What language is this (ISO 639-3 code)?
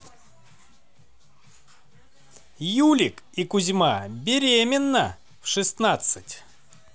rus